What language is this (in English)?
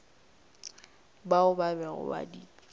Northern Sotho